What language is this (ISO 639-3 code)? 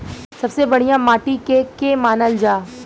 bho